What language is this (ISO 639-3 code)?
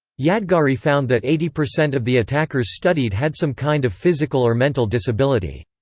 eng